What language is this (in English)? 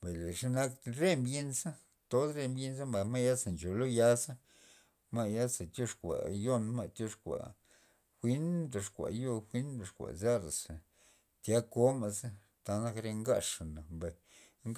Loxicha Zapotec